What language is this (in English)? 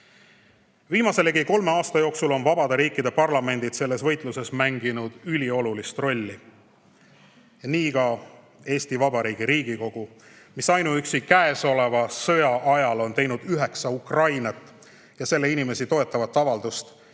Estonian